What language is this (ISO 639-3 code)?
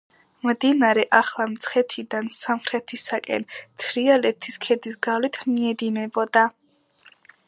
kat